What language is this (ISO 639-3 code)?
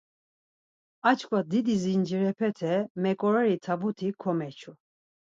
lzz